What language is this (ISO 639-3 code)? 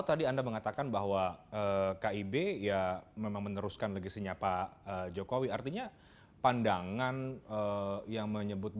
ind